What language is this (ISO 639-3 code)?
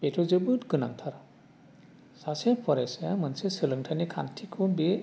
brx